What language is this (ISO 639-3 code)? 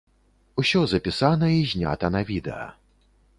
bel